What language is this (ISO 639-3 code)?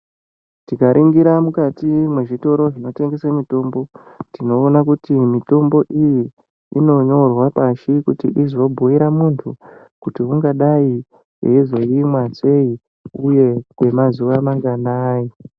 ndc